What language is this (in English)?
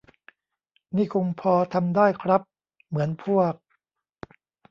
Thai